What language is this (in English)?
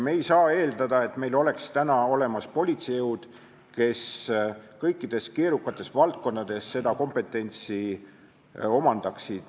Estonian